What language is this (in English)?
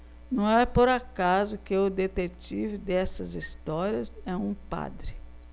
Portuguese